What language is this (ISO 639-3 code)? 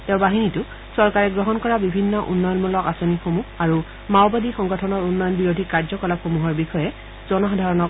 asm